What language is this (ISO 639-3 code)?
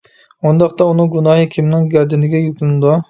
uig